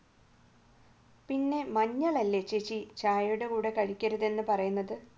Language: Malayalam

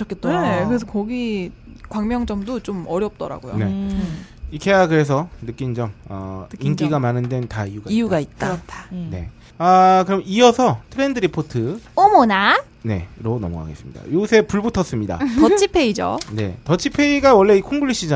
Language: Korean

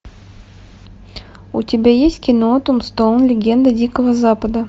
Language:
Russian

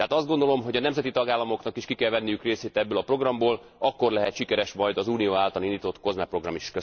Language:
Hungarian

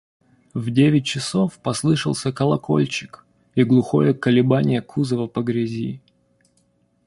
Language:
Russian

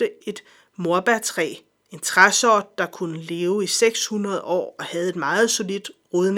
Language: Danish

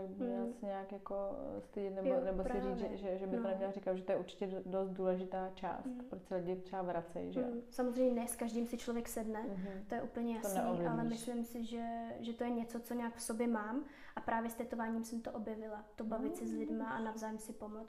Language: Czech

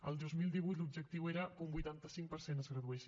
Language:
Catalan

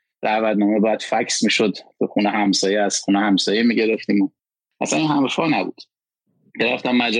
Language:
Persian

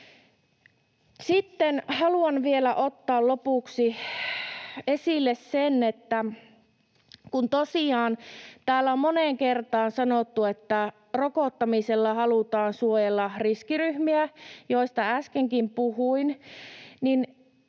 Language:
Finnish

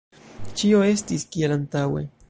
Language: Esperanto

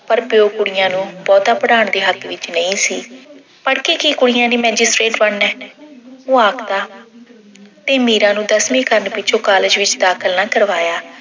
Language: Punjabi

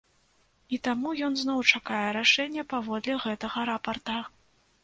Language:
Belarusian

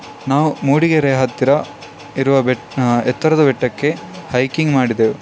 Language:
Kannada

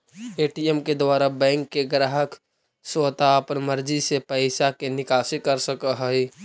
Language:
Magahi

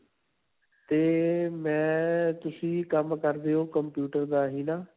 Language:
Punjabi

